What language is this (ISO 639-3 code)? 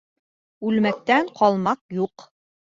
bak